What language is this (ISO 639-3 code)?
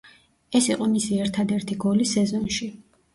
kat